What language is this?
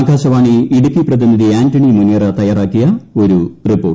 Malayalam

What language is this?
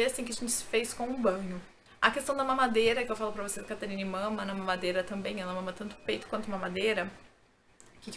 Portuguese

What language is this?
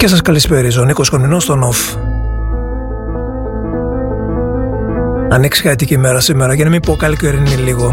Greek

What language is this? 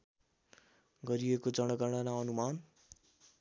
Nepali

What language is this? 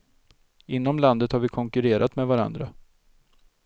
Swedish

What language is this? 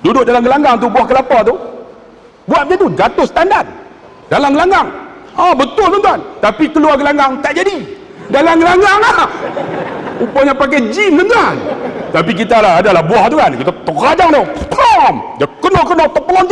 Malay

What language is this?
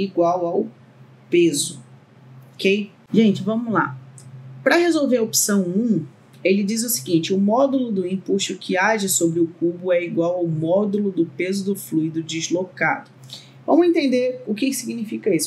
Portuguese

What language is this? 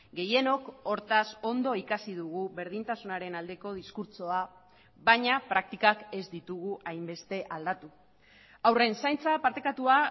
Basque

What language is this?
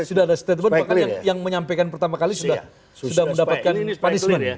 Indonesian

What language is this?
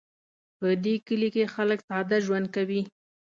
Pashto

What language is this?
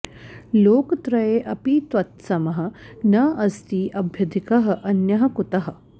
Sanskrit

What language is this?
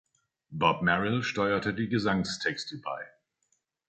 German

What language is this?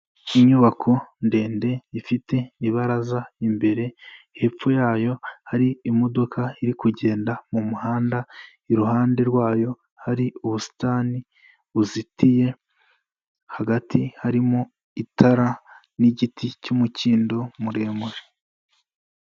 Kinyarwanda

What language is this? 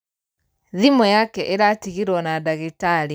Kikuyu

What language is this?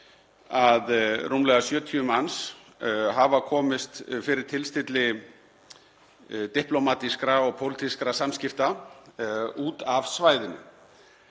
Icelandic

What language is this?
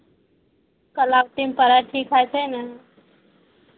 Maithili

